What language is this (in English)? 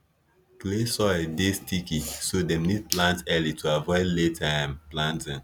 Nigerian Pidgin